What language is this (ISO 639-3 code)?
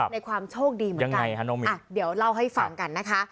tha